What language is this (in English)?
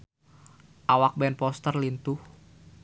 Sundanese